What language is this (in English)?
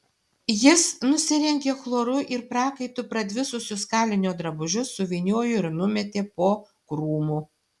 Lithuanian